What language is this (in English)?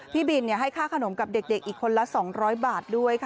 Thai